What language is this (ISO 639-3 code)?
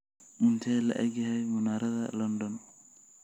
som